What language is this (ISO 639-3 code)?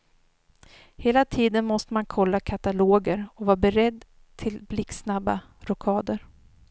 swe